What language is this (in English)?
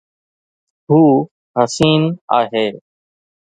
Sindhi